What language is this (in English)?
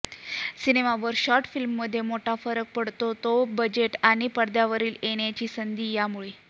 Marathi